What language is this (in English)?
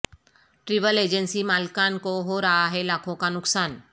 Urdu